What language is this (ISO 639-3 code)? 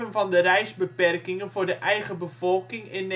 nld